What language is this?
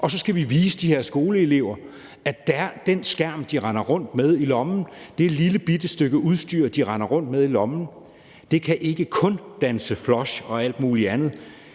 Danish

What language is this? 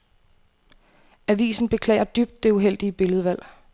Danish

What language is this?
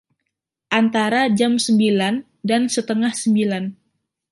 Indonesian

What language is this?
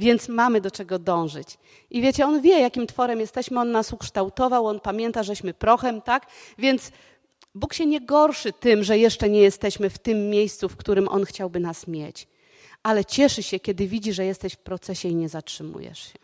Polish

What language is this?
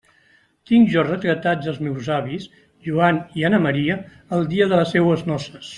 Catalan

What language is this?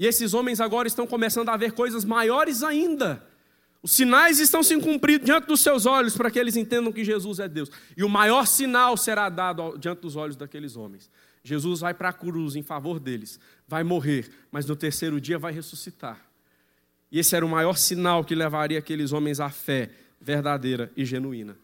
Portuguese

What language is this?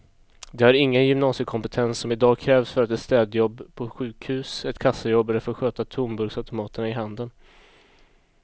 Swedish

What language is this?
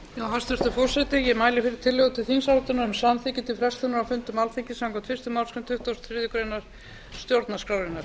Icelandic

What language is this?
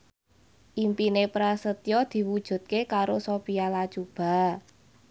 Javanese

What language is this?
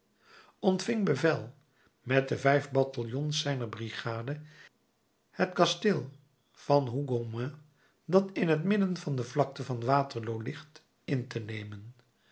Dutch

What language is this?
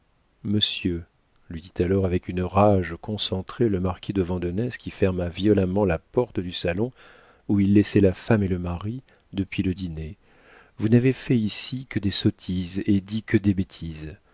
French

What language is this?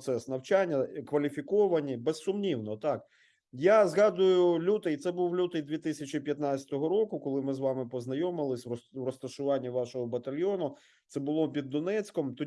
Ukrainian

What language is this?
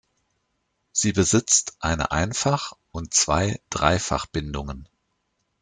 German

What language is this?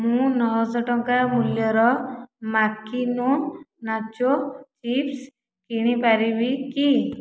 Odia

